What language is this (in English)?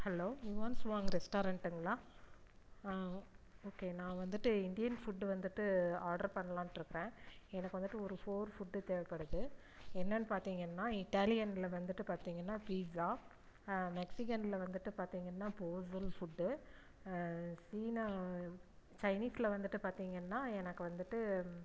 Tamil